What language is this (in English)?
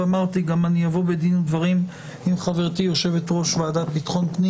Hebrew